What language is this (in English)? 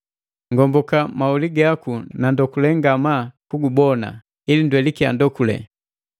Matengo